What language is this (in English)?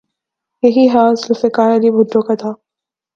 Urdu